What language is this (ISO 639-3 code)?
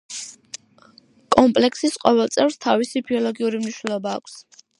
kat